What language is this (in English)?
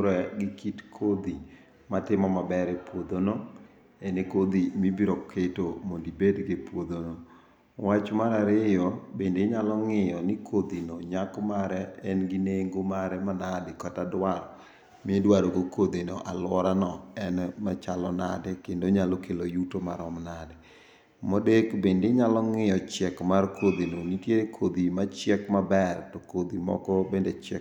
Luo (Kenya and Tanzania)